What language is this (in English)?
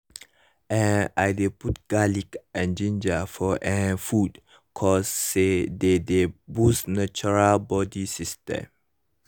Nigerian Pidgin